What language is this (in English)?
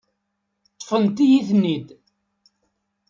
Kabyle